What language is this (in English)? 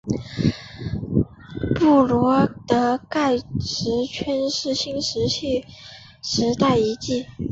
Chinese